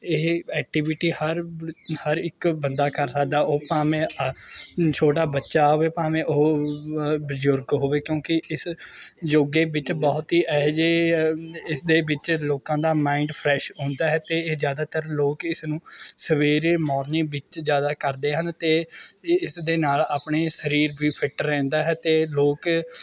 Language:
Punjabi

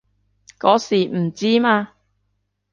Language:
Cantonese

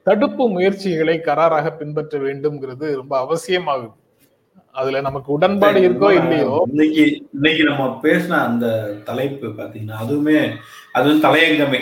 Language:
Tamil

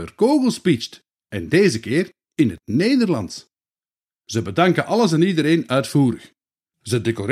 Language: Dutch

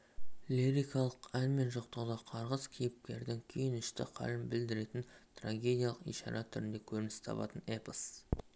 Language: Kazakh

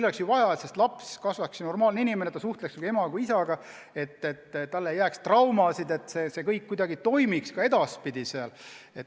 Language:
Estonian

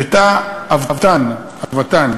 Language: Hebrew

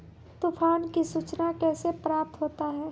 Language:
Maithili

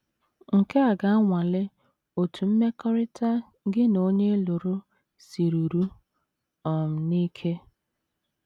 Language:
Igbo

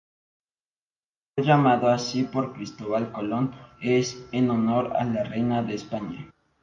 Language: Spanish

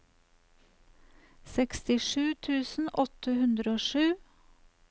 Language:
Norwegian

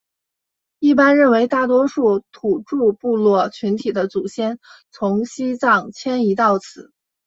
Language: Chinese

